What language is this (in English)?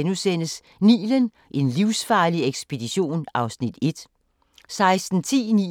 Danish